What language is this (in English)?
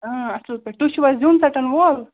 Kashmiri